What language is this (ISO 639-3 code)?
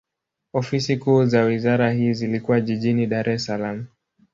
swa